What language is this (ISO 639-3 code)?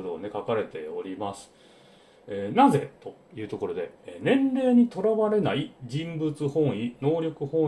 jpn